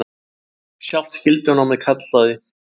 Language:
Icelandic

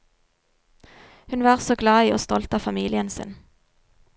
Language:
Norwegian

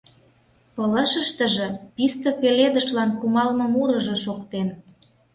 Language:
Mari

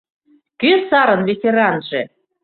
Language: Mari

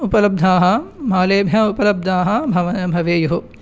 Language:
Sanskrit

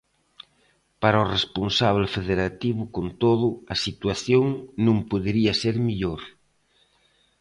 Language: Galician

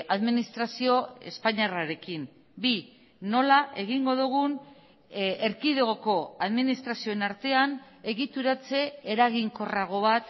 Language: Basque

